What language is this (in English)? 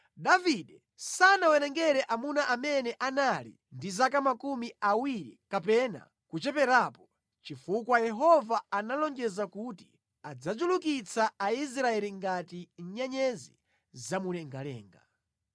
Nyanja